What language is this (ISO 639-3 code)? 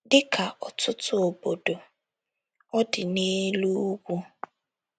ibo